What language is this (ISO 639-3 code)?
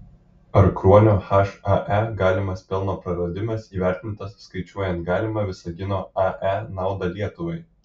lit